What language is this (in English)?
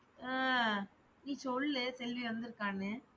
Tamil